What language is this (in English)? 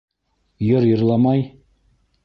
Bashkir